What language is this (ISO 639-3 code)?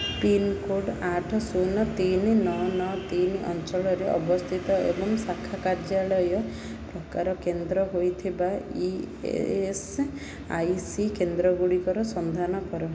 ori